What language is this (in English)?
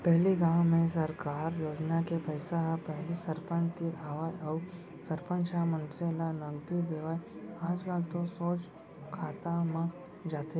Chhattisgarhi